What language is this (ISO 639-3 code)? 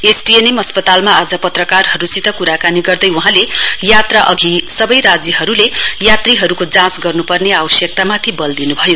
nep